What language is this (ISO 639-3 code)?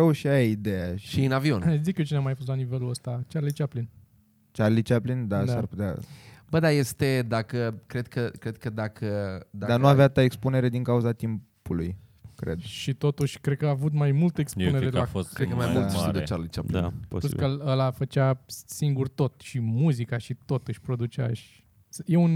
ron